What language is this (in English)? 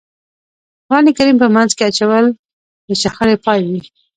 Pashto